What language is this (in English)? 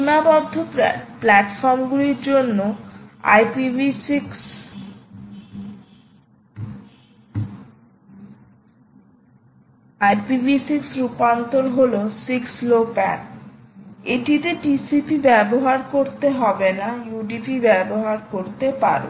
Bangla